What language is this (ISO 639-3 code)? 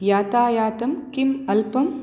san